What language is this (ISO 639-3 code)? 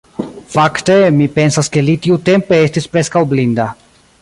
epo